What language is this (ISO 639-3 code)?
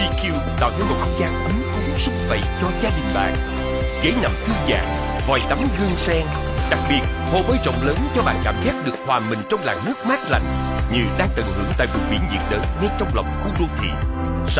vie